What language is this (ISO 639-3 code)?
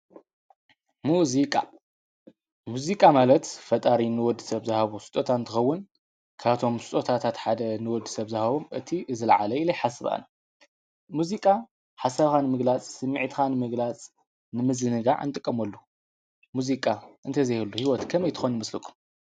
tir